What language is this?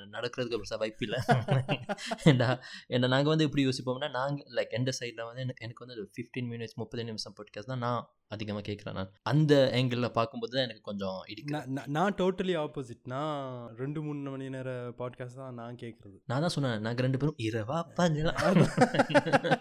Tamil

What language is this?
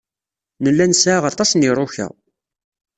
Kabyle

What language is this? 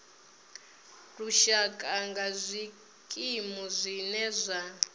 Venda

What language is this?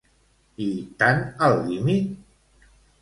Catalan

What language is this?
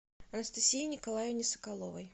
Russian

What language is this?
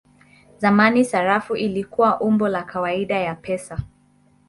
Swahili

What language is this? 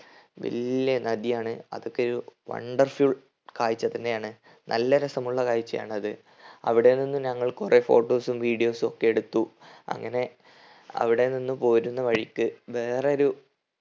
Malayalam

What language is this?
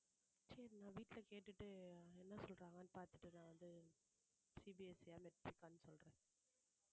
Tamil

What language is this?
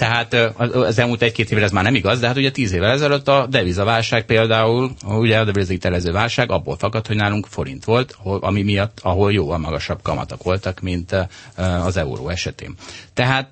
Hungarian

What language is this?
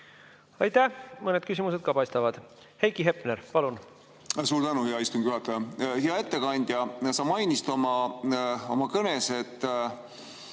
Estonian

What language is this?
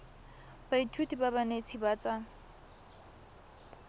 Tswana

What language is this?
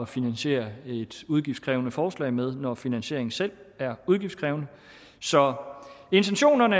Danish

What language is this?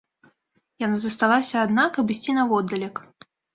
Belarusian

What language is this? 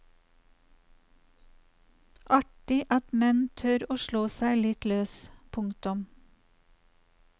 Norwegian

